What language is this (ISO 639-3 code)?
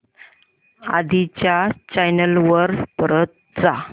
mar